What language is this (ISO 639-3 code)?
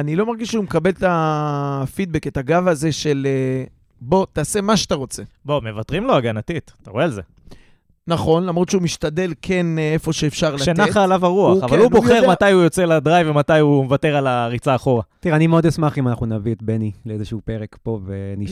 heb